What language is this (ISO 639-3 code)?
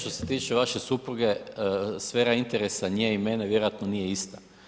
hrv